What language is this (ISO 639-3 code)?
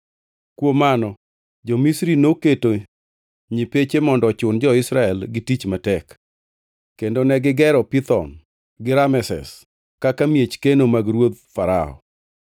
luo